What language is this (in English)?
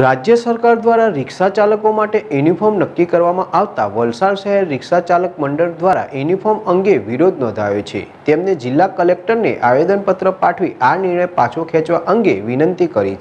Hindi